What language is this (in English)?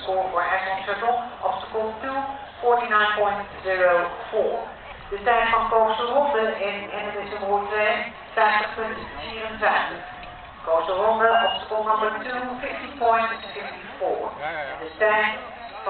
Dutch